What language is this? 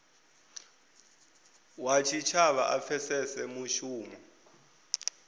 Venda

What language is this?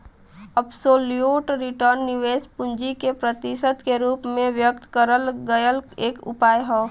Bhojpuri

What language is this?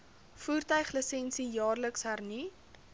Afrikaans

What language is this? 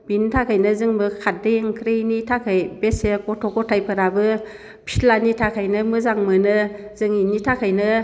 Bodo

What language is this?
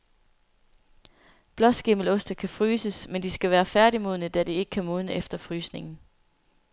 Danish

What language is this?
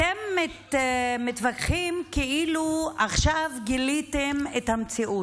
Hebrew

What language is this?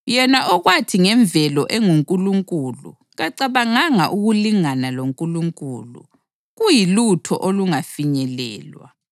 North Ndebele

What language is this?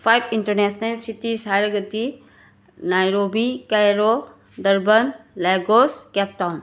Manipuri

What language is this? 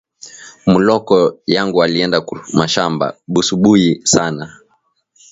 Swahili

